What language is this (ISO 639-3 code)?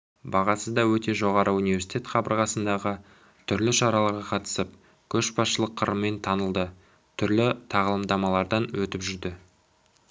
kaz